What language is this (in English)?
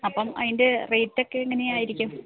Malayalam